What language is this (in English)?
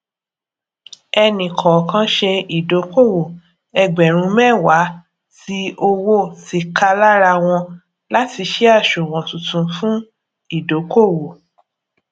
Yoruba